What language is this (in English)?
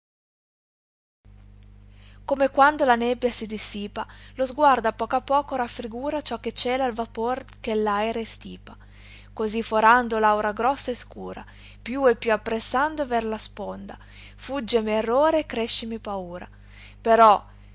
Italian